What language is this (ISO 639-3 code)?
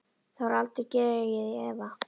isl